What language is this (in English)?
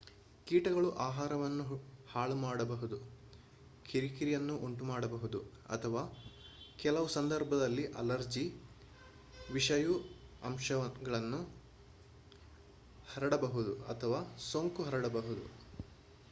Kannada